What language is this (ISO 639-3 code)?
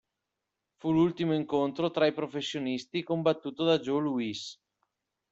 ita